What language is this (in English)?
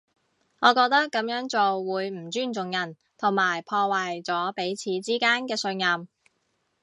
Cantonese